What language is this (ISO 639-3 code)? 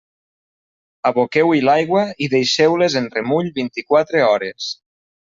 cat